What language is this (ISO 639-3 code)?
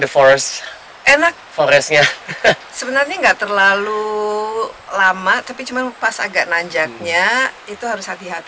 ind